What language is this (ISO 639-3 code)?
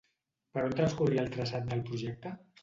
cat